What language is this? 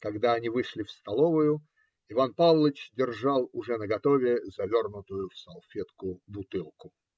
Russian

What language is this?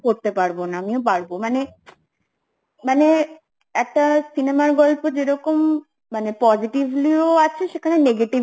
Bangla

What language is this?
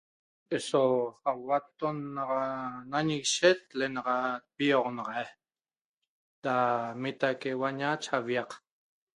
Toba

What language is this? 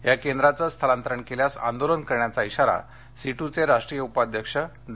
Marathi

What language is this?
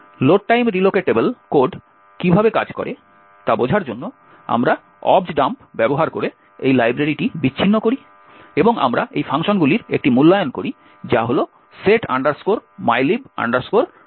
Bangla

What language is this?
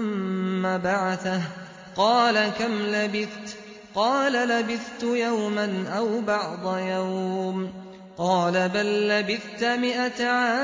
Arabic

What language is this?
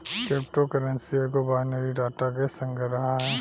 Bhojpuri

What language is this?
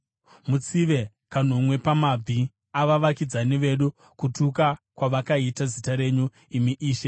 Shona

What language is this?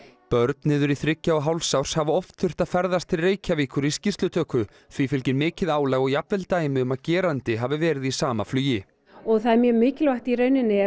Icelandic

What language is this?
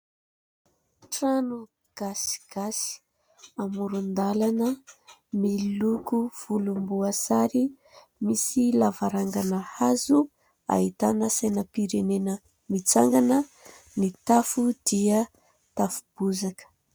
Malagasy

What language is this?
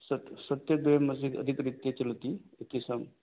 Sanskrit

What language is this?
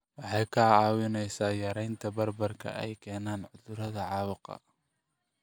Somali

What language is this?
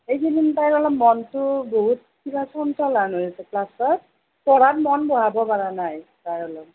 Assamese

